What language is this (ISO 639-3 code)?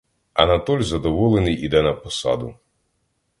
ukr